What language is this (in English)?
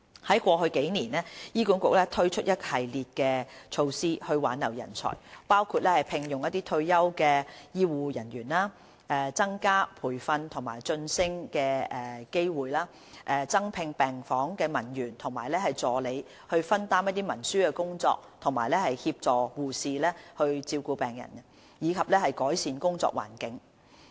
Cantonese